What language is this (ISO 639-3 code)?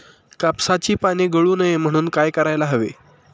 mar